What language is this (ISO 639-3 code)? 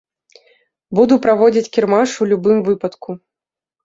bel